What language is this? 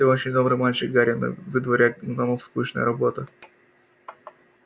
Russian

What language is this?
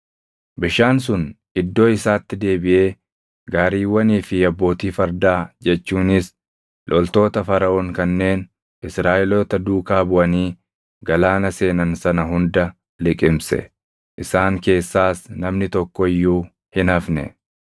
Oromo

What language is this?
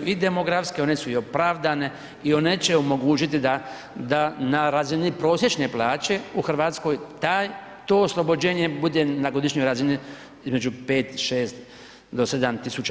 Croatian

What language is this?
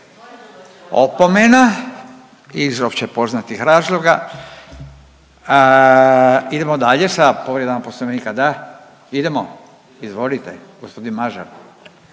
Croatian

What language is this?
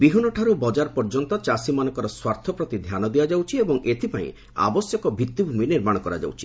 Odia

